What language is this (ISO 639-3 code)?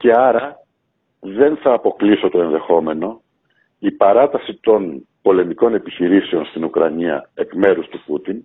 ell